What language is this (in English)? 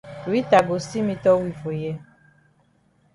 Cameroon Pidgin